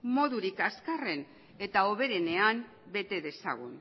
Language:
Basque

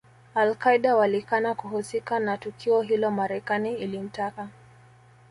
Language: Swahili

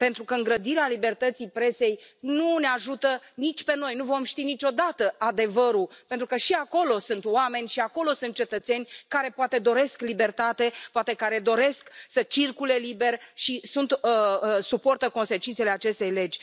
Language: Romanian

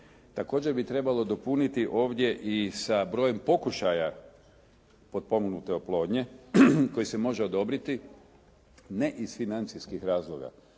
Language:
Croatian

